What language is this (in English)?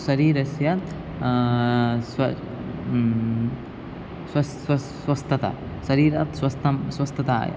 Sanskrit